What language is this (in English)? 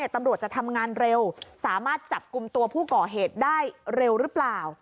Thai